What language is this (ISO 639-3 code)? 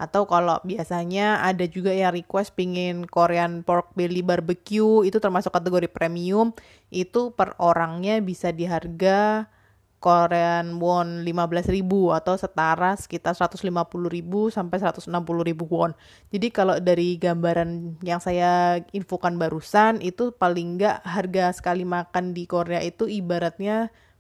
ind